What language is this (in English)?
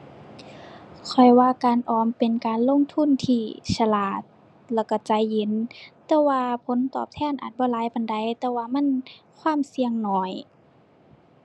Thai